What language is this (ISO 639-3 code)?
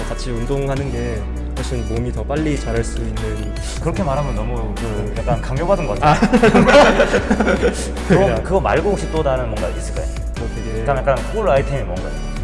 kor